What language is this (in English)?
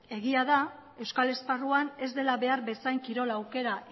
Basque